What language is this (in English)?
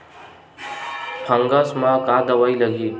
Chhattisgarhi